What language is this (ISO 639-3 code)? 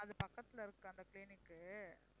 tam